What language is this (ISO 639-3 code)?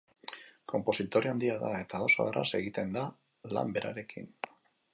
eus